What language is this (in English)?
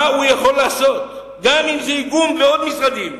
Hebrew